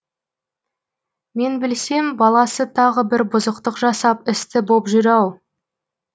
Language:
Kazakh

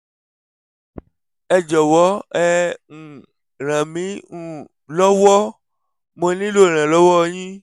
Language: Yoruba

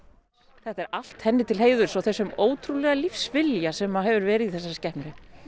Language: Icelandic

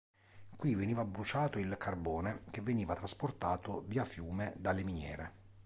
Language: Italian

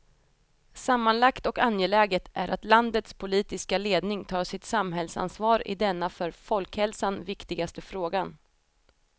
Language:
Swedish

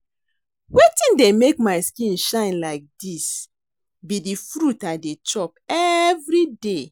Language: Nigerian Pidgin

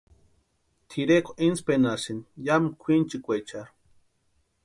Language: Western Highland Purepecha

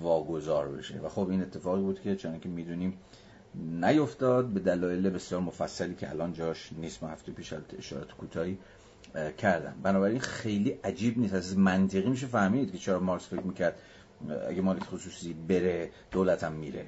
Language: Persian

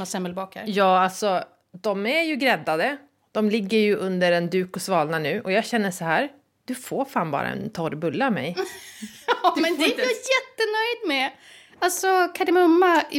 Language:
Swedish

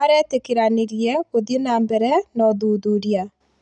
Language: Kikuyu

